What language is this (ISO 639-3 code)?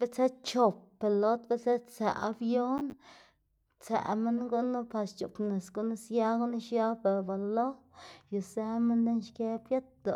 ztg